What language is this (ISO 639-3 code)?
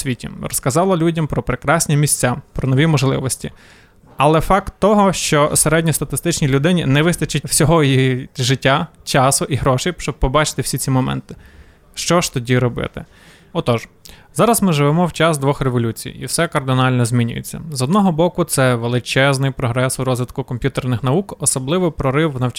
ukr